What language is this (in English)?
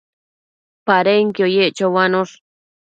Matsés